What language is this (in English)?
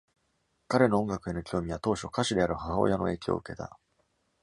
Japanese